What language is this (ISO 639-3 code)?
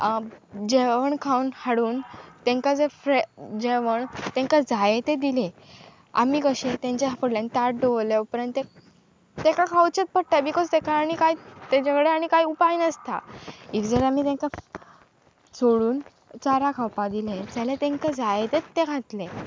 kok